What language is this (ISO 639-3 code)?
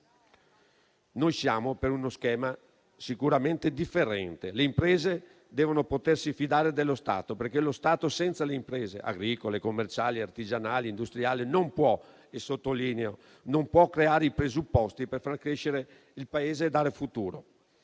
ita